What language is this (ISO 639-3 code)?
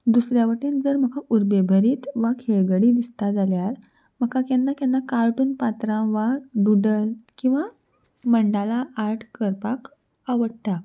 kok